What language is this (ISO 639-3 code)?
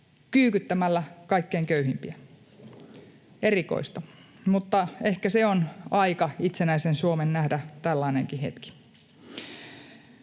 fin